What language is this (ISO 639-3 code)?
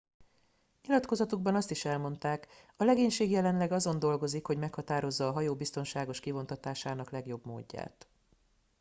hun